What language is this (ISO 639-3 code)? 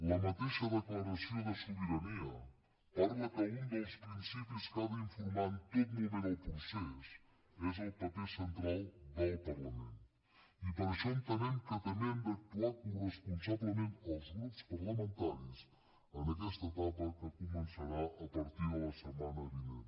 cat